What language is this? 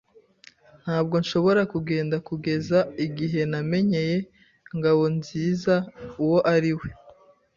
Kinyarwanda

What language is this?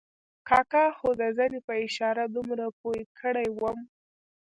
Pashto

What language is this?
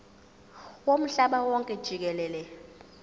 Zulu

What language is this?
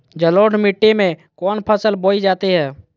Magahi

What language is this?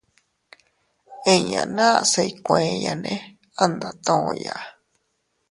Teutila Cuicatec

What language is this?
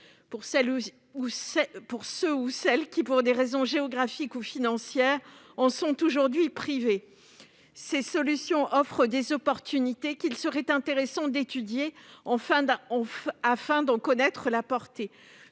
French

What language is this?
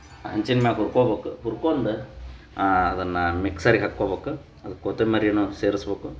Kannada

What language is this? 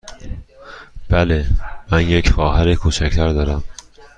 Persian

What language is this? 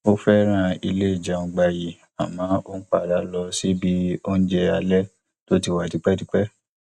Yoruba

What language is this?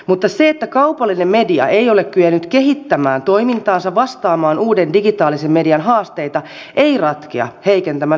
Finnish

